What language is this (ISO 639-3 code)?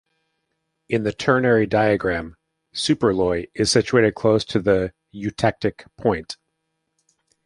eng